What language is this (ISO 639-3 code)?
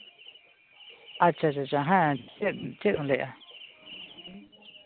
sat